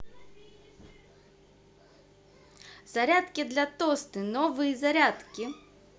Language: Russian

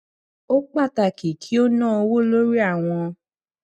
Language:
Yoruba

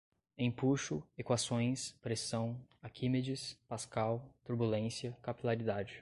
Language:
Portuguese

